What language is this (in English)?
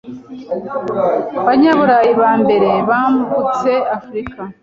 Kinyarwanda